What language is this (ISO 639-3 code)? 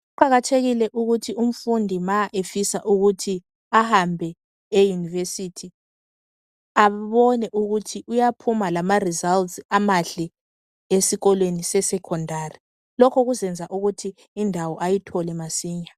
nde